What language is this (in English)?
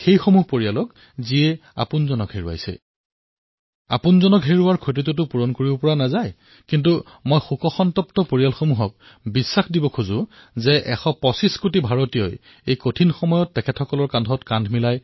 Assamese